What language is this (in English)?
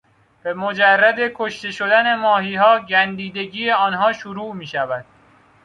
Persian